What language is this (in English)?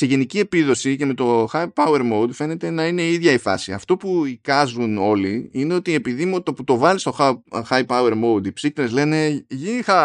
Greek